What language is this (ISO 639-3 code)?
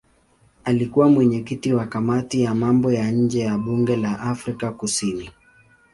swa